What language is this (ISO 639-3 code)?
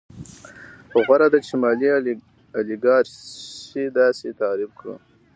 pus